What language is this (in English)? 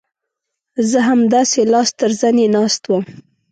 Pashto